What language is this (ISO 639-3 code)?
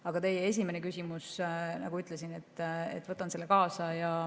est